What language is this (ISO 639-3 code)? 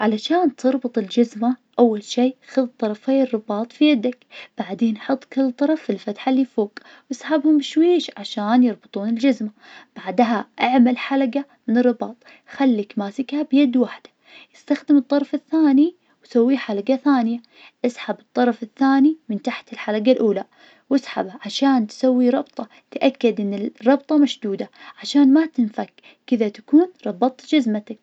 ars